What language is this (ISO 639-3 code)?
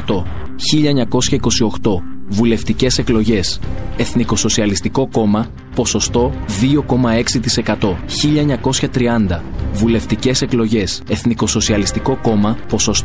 ell